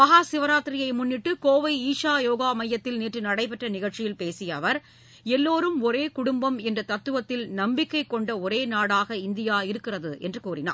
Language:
Tamil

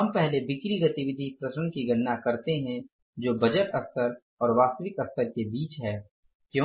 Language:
Hindi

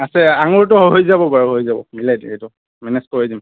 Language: Assamese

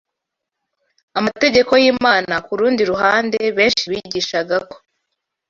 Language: Kinyarwanda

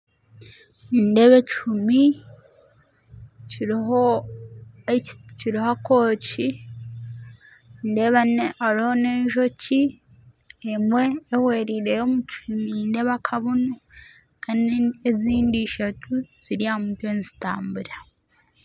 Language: Nyankole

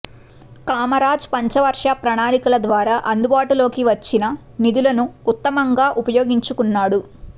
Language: Telugu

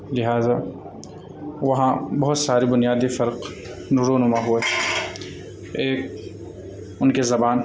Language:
Urdu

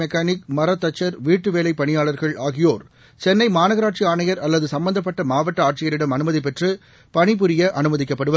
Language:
Tamil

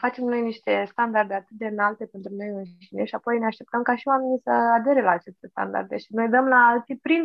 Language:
Romanian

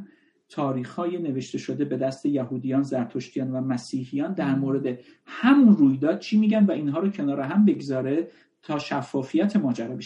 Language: Persian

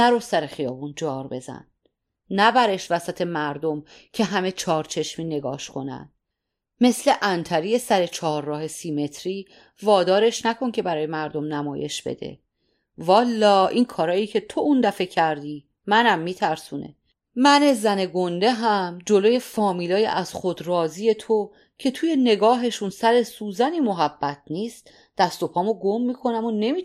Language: Persian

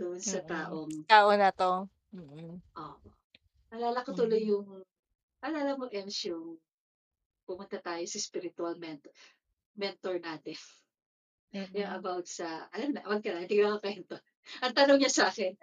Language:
Filipino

